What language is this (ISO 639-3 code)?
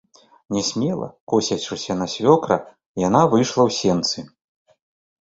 bel